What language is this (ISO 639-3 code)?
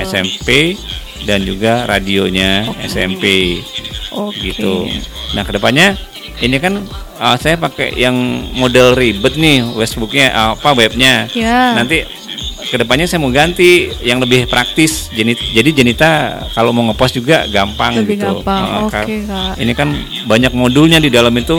ind